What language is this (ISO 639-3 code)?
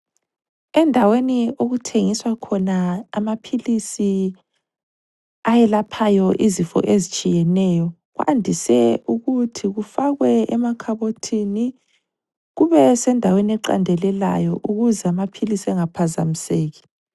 nde